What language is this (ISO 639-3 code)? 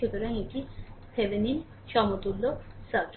ben